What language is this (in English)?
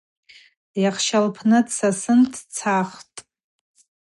Abaza